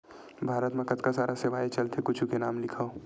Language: Chhattisgarhi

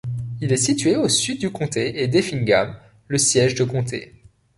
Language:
French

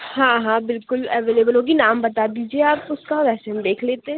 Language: Urdu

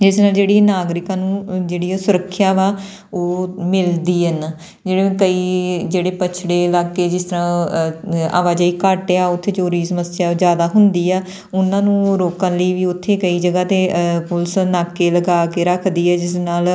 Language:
Punjabi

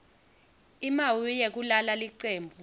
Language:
Swati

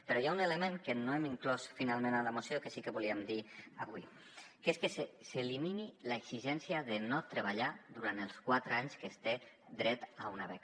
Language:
Catalan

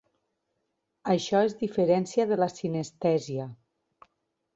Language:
Catalan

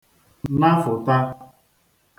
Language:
Igbo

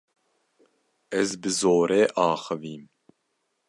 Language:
Kurdish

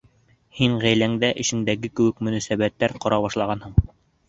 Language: Bashkir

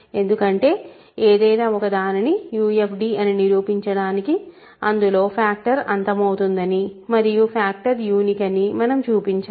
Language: Telugu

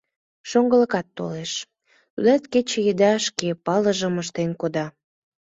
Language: Mari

